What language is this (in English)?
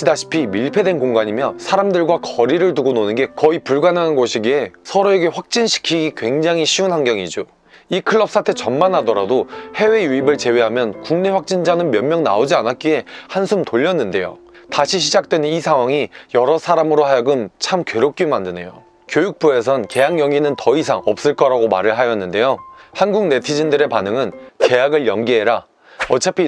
Korean